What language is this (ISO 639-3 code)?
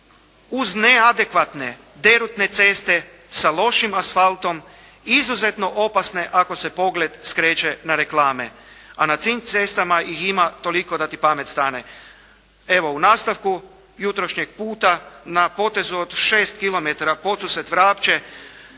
hrv